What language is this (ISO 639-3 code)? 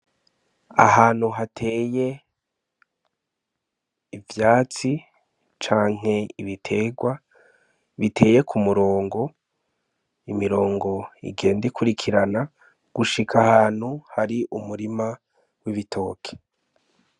run